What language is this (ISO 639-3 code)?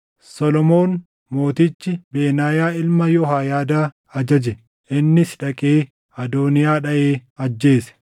orm